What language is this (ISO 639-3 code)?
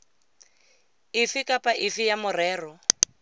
tsn